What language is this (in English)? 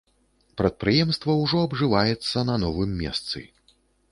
Belarusian